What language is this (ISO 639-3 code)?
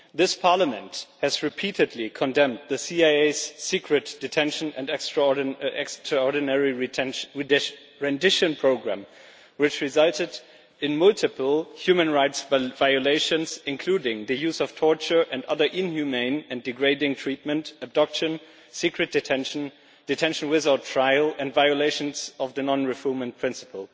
eng